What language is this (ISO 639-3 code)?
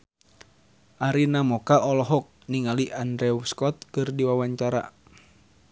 sun